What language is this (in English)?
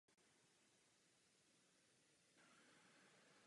Czech